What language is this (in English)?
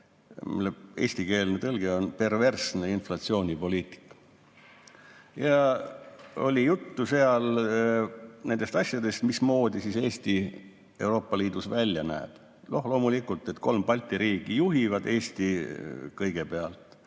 Estonian